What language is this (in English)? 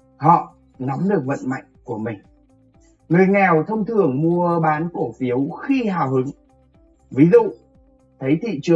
Vietnamese